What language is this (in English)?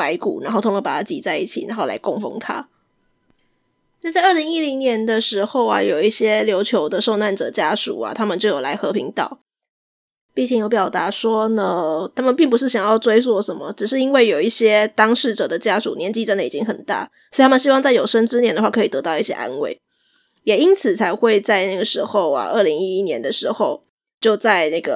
Chinese